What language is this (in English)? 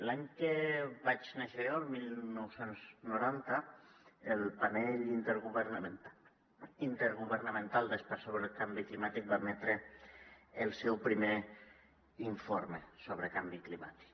Catalan